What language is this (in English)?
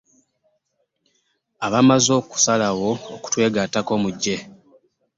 Ganda